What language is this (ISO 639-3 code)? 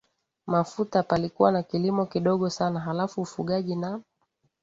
swa